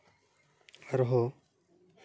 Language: Santali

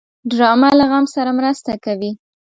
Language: Pashto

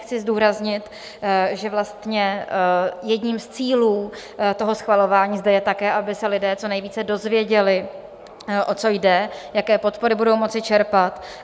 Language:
Czech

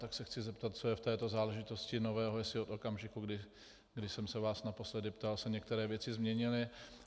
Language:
Czech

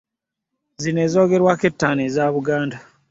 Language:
Ganda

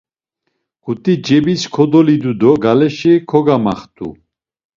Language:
Laz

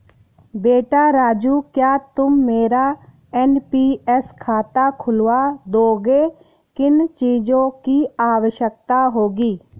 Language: Hindi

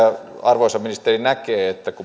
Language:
Finnish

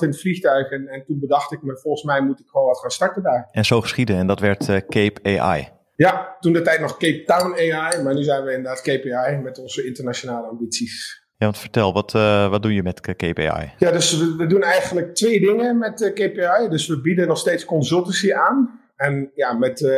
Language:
Dutch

